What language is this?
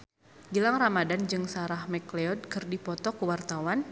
Sundanese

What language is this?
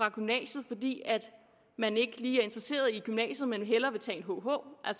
Danish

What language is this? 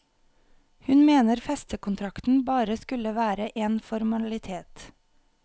Norwegian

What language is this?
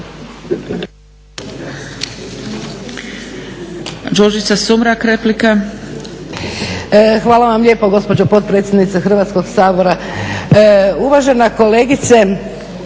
Croatian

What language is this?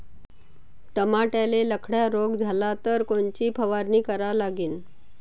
Marathi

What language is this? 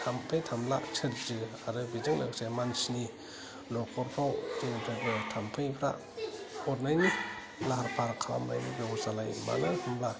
Bodo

